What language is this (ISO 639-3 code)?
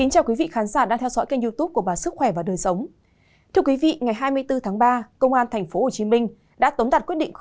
vie